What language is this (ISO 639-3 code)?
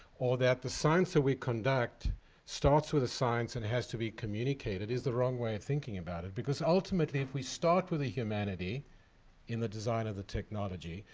eng